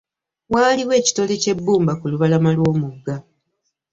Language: Ganda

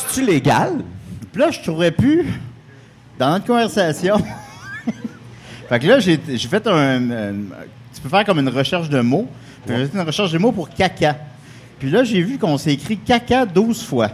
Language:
French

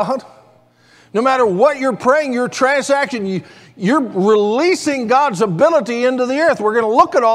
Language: English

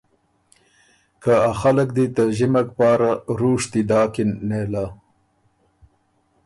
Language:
Ormuri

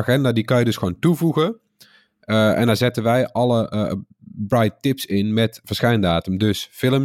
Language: Dutch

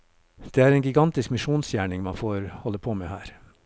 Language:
Norwegian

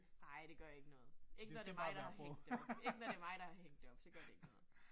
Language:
Danish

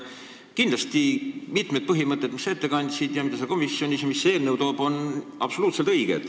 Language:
Estonian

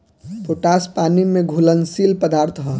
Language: Bhojpuri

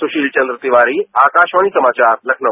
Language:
Hindi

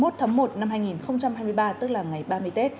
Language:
Vietnamese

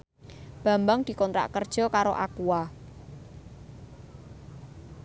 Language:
Javanese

